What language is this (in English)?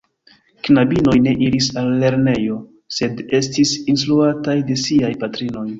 Esperanto